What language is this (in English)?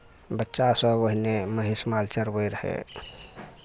Maithili